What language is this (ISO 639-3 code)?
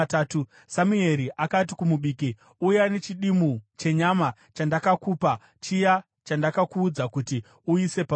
sna